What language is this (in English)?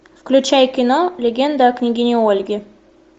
Russian